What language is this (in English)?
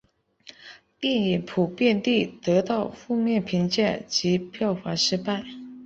Chinese